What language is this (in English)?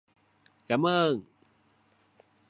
Vietnamese